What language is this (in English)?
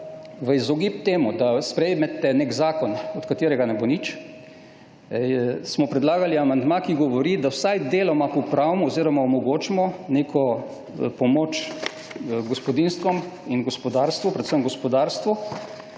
Slovenian